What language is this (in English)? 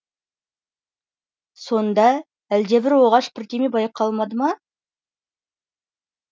Kazakh